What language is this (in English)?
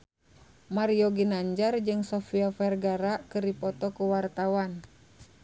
Sundanese